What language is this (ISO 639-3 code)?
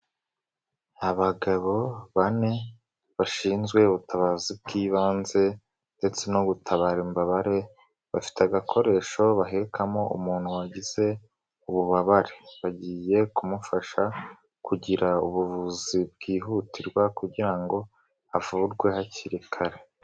kin